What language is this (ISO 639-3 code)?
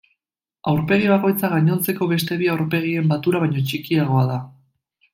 eus